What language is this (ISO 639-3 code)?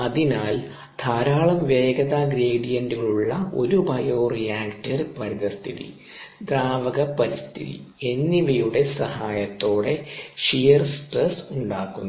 mal